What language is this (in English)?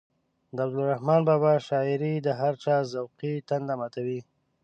Pashto